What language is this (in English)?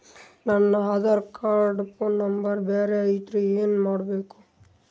Kannada